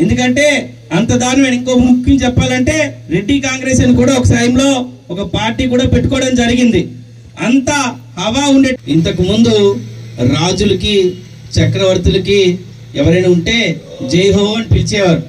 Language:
Telugu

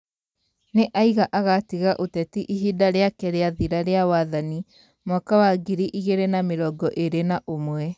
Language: Kikuyu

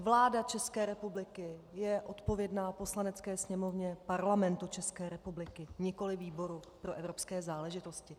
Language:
Czech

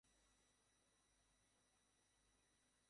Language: Bangla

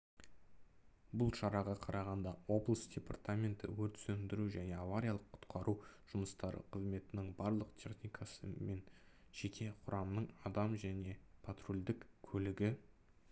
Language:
Kazakh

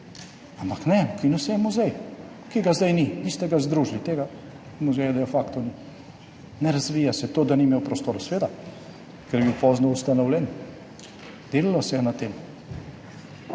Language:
Slovenian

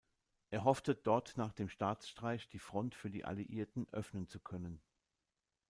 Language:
German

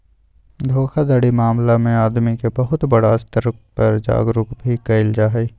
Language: Magahi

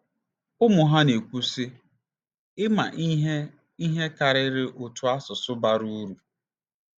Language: Igbo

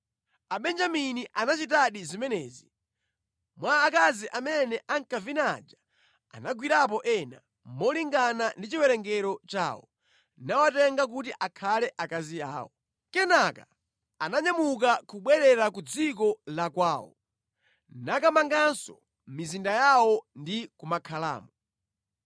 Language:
Nyanja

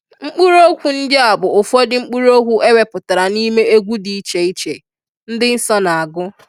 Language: Igbo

